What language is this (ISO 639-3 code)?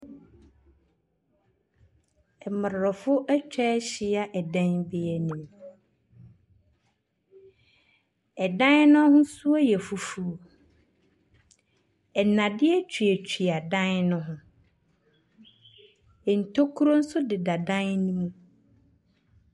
aka